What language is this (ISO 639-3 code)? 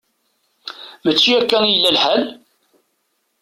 kab